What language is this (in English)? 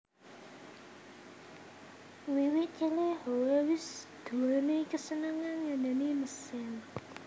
Javanese